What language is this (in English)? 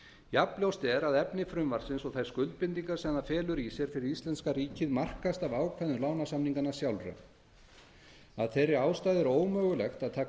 Icelandic